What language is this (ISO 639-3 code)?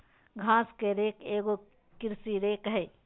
mag